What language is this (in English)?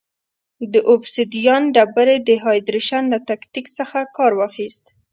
Pashto